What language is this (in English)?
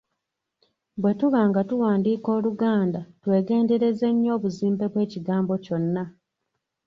Ganda